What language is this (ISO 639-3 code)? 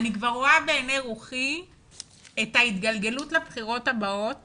heb